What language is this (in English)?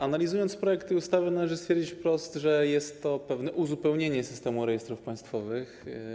Polish